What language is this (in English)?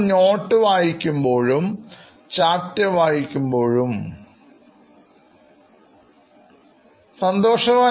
Malayalam